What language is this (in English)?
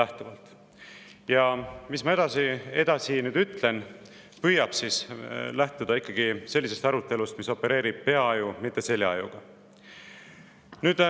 Estonian